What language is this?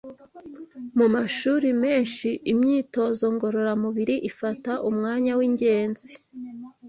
Kinyarwanda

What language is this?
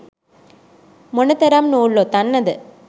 Sinhala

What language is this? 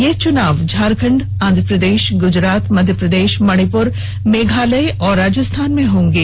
Hindi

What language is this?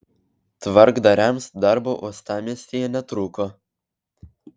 Lithuanian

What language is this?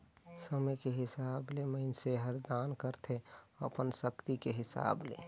Chhattisgarhi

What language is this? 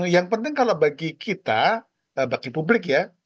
Indonesian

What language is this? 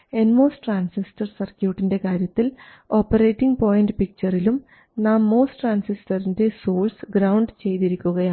Malayalam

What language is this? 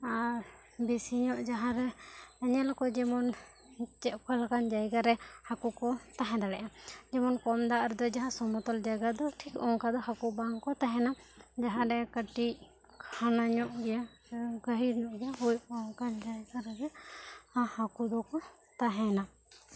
Santali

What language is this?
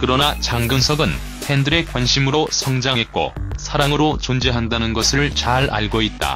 Korean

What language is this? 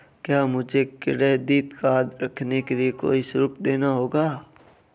Hindi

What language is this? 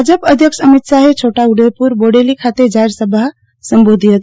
Gujarati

